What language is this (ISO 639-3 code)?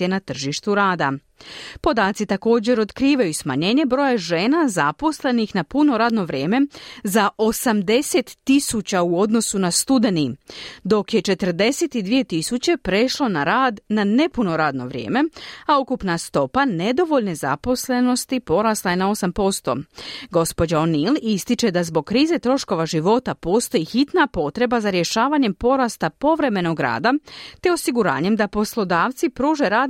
hrv